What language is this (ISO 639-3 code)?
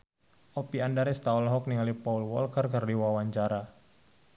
sun